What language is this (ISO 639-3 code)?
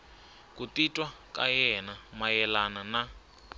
tso